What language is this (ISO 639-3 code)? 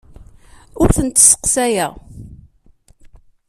kab